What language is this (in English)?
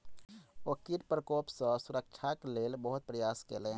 Maithili